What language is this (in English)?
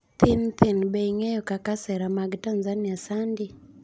Luo (Kenya and Tanzania)